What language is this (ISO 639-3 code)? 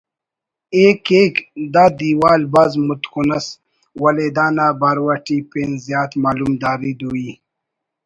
brh